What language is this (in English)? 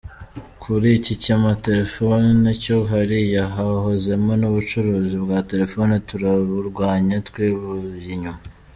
Kinyarwanda